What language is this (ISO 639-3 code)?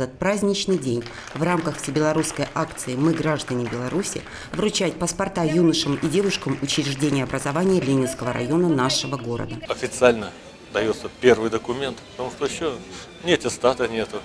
rus